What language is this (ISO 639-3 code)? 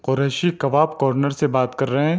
urd